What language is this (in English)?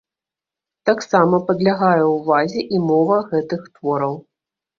Belarusian